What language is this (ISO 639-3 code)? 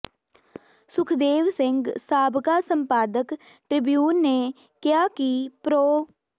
pan